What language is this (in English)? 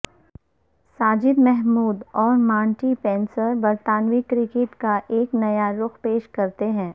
Urdu